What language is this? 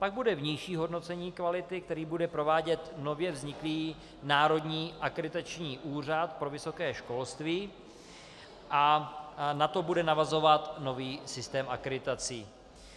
Czech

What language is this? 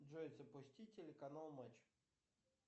Russian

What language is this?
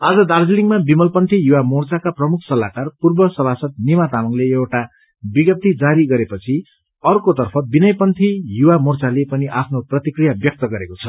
Nepali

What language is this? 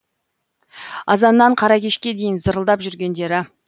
Kazakh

